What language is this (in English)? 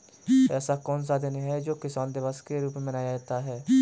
Hindi